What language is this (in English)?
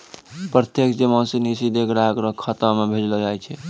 Maithili